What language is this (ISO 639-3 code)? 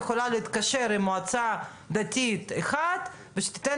heb